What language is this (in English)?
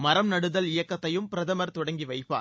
Tamil